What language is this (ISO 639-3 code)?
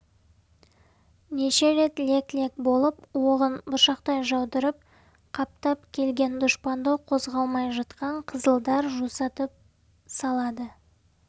kaz